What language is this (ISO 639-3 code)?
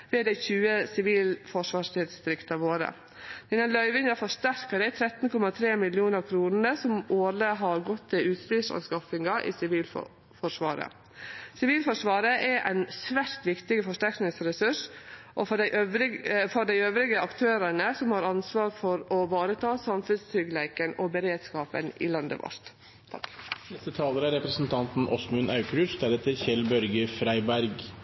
nor